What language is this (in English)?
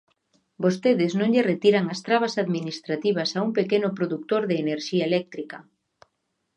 Galician